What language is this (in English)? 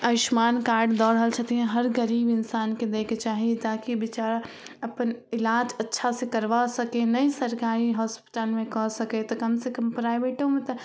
Maithili